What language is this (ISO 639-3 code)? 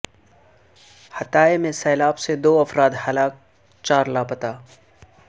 urd